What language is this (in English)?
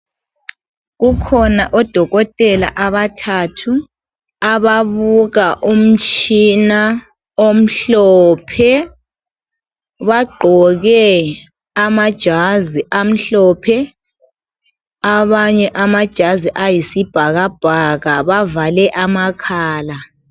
North Ndebele